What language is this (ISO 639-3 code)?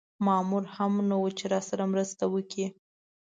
pus